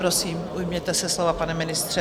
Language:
Czech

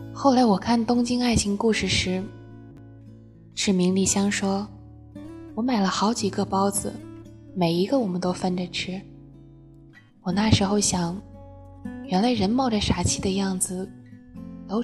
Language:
Chinese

